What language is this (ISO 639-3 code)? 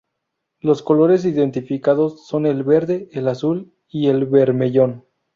spa